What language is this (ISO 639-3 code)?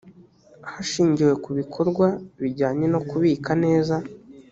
kin